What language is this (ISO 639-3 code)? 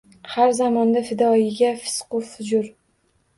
uzb